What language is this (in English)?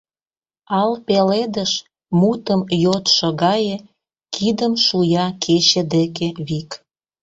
Mari